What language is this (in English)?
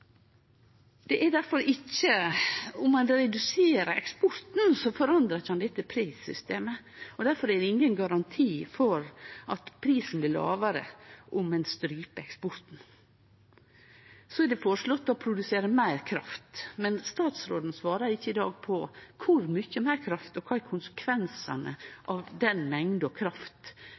Norwegian Nynorsk